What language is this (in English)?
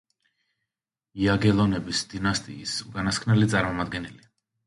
Georgian